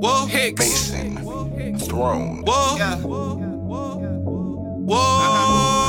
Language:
English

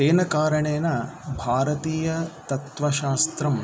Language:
Sanskrit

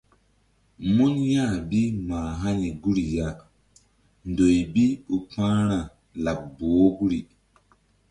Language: Mbum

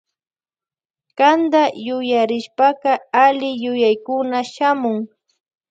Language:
Loja Highland Quichua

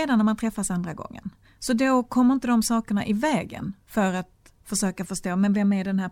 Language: Swedish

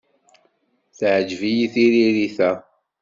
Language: Kabyle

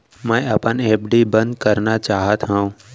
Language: Chhattisgarhi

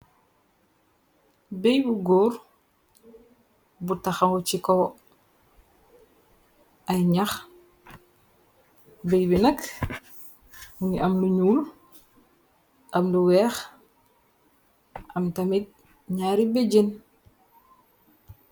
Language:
Wolof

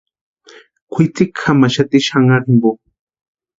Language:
Western Highland Purepecha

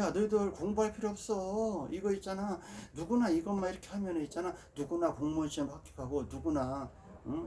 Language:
Korean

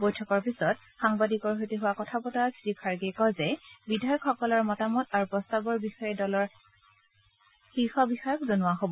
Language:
Assamese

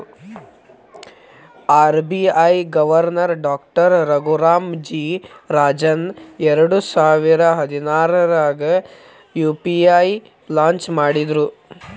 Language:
Kannada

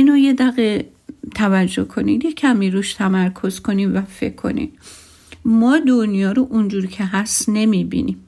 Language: Persian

